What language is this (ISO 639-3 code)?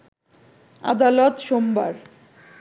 ben